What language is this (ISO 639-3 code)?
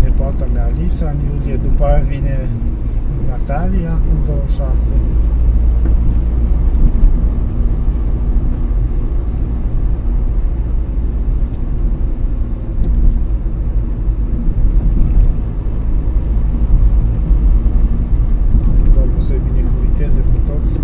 ron